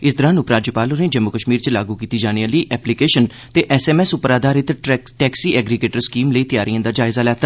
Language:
Dogri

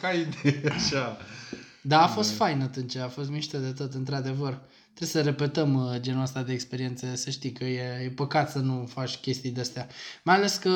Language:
Romanian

